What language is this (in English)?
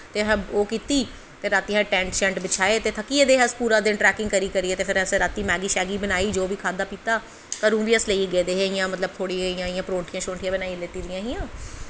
Dogri